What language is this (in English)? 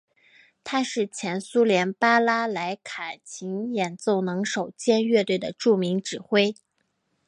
Chinese